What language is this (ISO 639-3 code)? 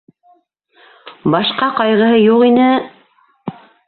bak